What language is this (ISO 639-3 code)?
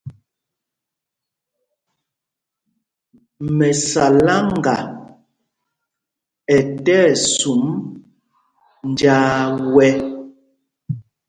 mgg